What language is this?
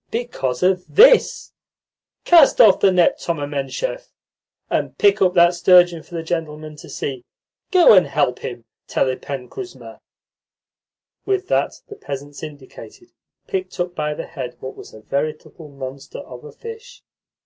English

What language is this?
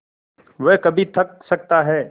Hindi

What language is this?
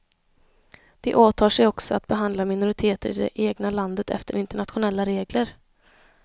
Swedish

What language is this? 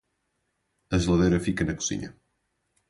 Portuguese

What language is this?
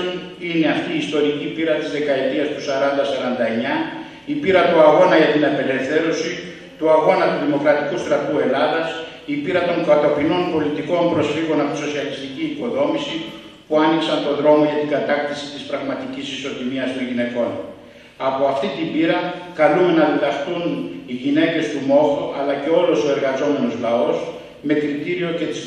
Greek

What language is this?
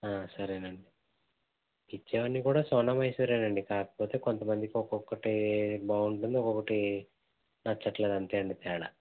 Telugu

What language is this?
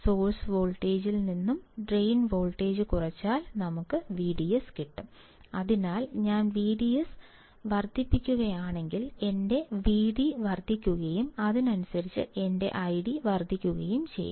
Malayalam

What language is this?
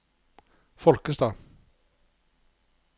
Norwegian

